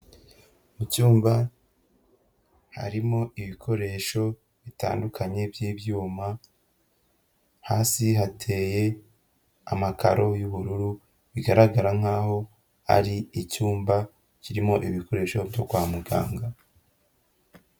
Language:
Kinyarwanda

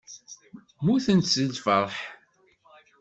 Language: Kabyle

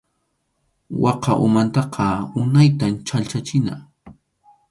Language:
Arequipa-La Unión Quechua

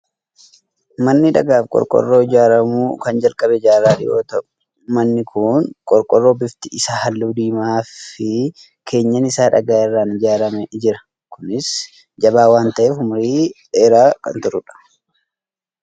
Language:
Oromo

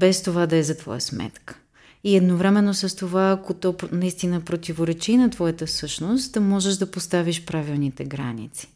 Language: Bulgarian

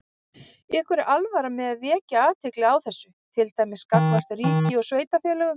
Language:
Icelandic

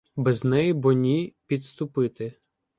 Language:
Ukrainian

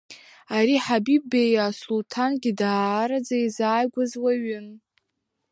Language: Abkhazian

